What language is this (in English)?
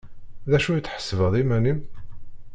Kabyle